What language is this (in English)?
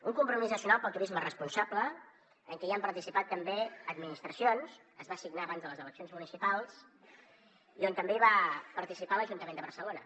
Catalan